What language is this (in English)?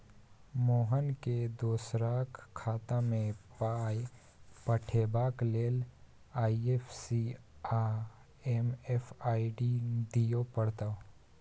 Maithili